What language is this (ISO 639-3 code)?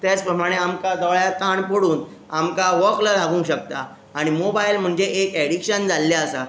kok